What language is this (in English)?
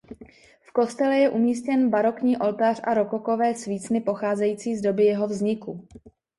Czech